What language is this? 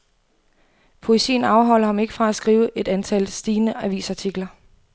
Danish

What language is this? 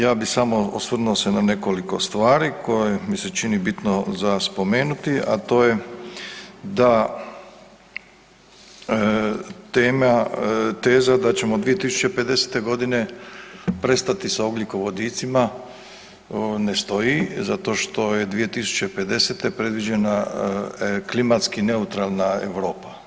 Croatian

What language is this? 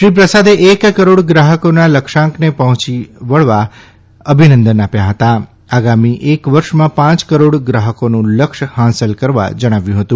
Gujarati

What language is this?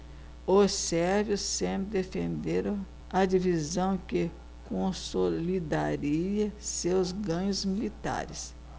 Portuguese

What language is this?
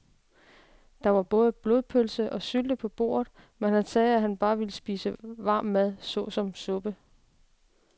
Danish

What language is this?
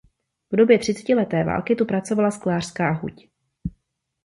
Czech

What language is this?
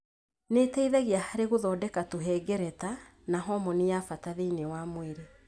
Kikuyu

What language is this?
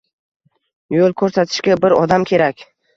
Uzbek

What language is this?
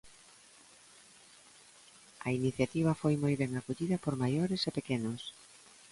Galician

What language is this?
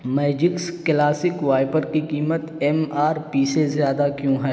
Urdu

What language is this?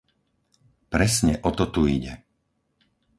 Slovak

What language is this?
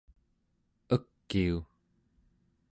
Central Yupik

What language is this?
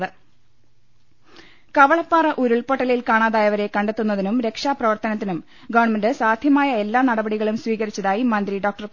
Malayalam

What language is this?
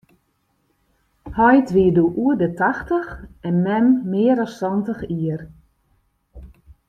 Western Frisian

